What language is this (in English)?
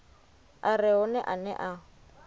Venda